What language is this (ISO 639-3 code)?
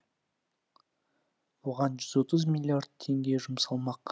kaz